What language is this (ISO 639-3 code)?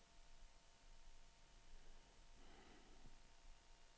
dan